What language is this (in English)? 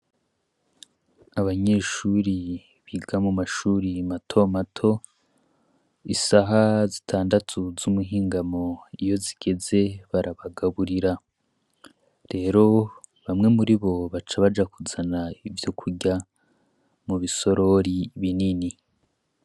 Rundi